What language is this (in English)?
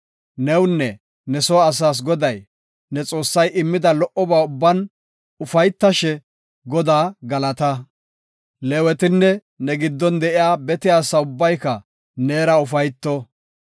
Gofa